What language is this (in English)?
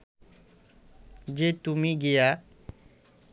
Bangla